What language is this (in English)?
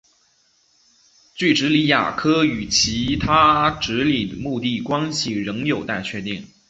Chinese